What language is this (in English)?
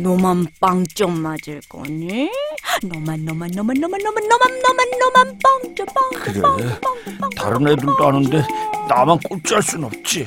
Korean